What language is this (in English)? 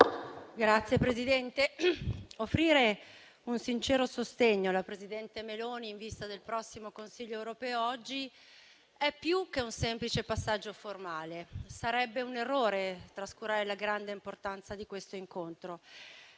Italian